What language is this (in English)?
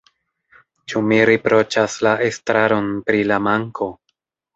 Esperanto